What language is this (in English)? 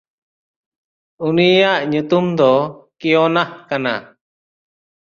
Santali